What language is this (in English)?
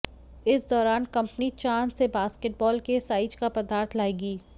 Hindi